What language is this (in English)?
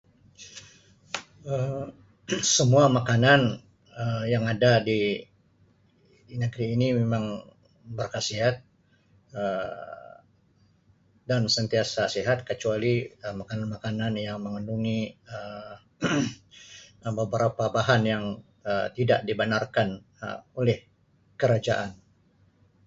Sabah Malay